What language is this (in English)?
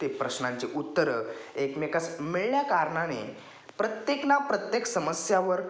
Marathi